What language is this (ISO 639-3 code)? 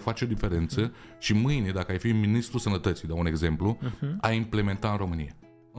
ron